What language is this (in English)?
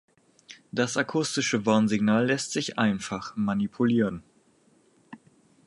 German